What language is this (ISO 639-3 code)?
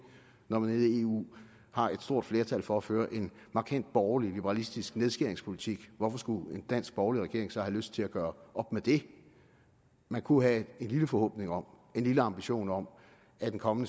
dan